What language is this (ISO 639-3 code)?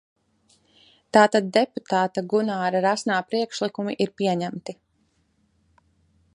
lav